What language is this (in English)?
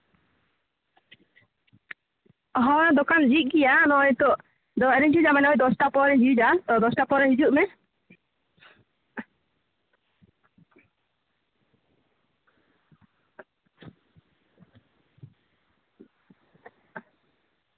Santali